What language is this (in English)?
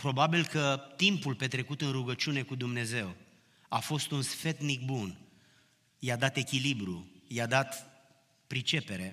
Romanian